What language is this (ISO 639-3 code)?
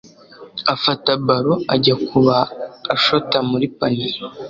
kin